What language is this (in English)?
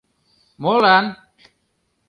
Mari